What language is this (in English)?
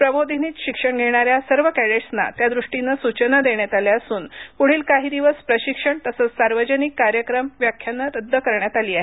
Marathi